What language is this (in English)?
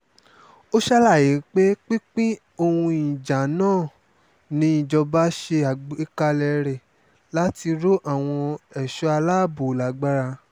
Yoruba